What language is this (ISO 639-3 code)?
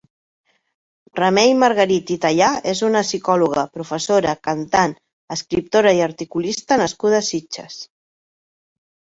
cat